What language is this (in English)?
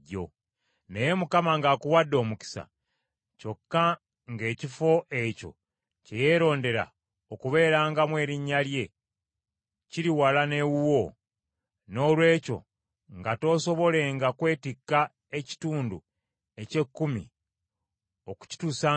Ganda